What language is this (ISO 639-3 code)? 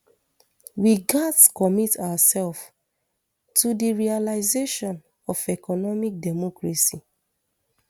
pcm